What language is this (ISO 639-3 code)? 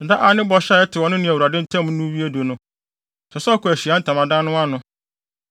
aka